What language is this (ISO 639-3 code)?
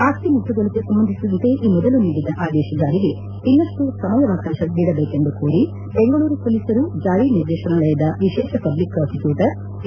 kan